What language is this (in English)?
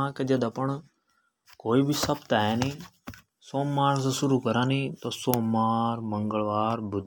Hadothi